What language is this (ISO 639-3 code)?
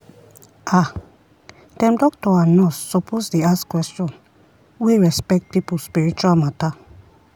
pcm